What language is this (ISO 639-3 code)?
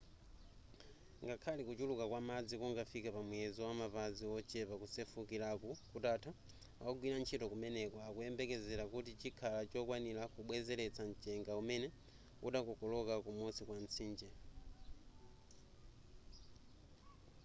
nya